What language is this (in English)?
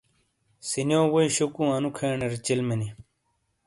Shina